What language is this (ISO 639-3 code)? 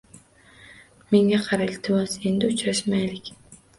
uzb